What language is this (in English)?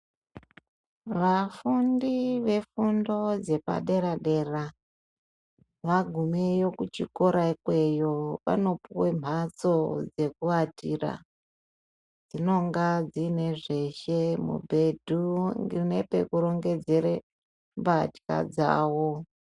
Ndau